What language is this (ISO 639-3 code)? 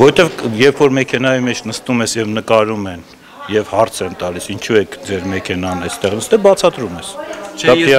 ron